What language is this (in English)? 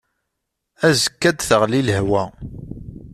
Kabyle